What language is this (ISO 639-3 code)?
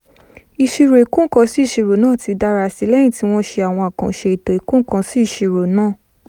yor